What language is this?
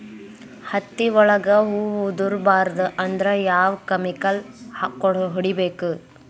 Kannada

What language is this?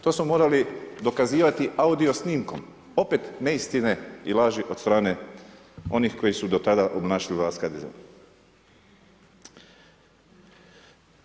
Croatian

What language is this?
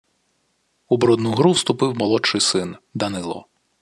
Ukrainian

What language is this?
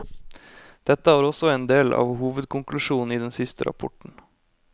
Norwegian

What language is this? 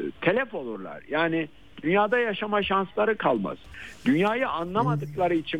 Turkish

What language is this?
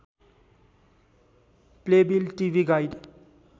Nepali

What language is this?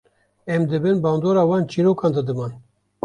Kurdish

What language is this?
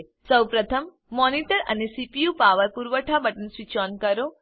Gujarati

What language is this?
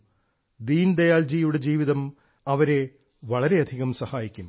Malayalam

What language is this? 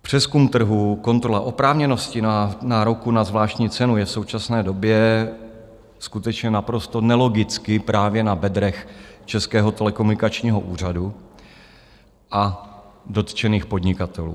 Czech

